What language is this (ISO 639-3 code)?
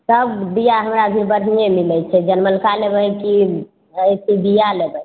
mai